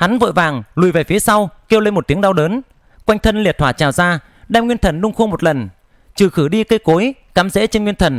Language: Vietnamese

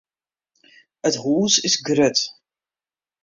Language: Western Frisian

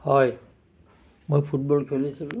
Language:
Assamese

